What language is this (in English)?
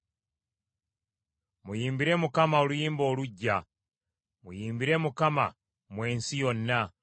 Ganda